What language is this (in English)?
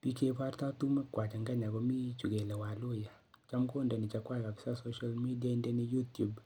Kalenjin